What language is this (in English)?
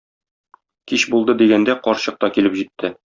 Tatar